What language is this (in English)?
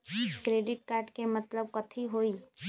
Magahi